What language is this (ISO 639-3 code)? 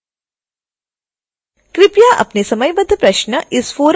hin